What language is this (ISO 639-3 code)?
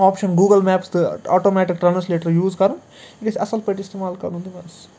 kas